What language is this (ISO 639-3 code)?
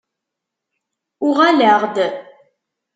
kab